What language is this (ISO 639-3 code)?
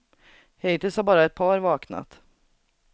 swe